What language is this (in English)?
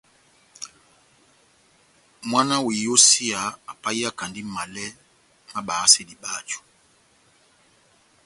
Batanga